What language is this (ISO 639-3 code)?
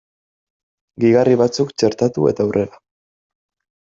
eus